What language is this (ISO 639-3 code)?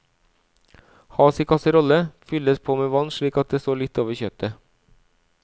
nor